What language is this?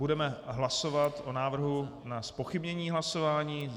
Czech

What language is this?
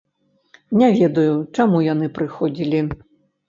Belarusian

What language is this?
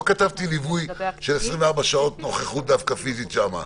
Hebrew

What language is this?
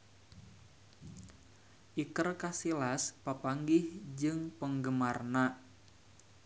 Sundanese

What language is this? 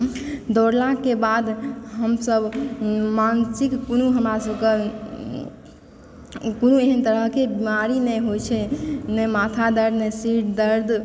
Maithili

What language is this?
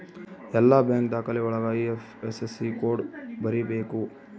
Kannada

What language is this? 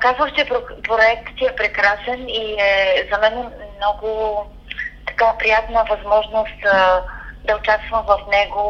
Bulgarian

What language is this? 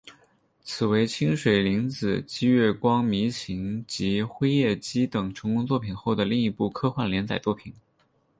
Chinese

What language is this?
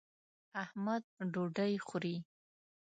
Pashto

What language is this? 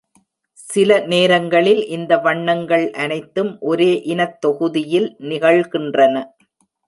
Tamil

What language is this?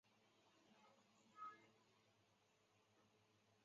Chinese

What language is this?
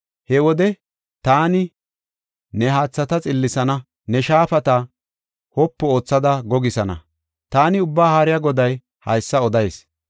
Gofa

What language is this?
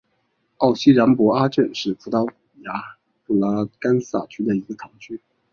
Chinese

